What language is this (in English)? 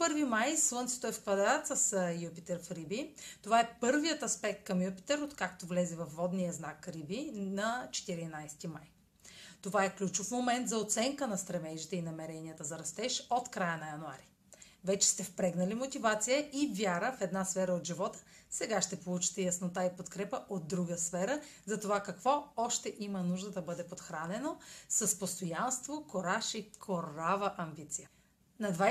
Bulgarian